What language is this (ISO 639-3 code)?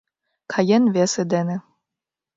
chm